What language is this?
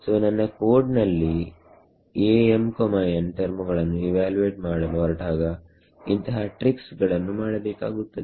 Kannada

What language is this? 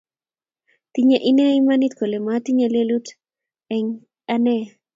Kalenjin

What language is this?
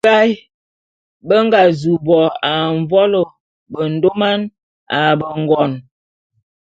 Bulu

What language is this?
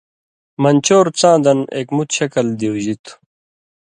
Indus Kohistani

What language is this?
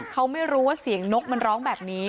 Thai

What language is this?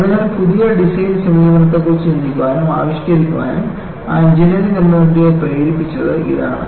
Malayalam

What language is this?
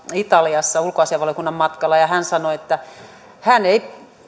Finnish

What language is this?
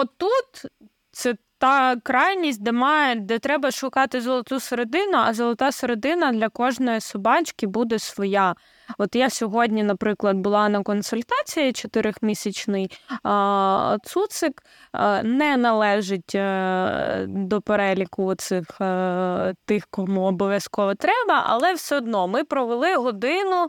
Ukrainian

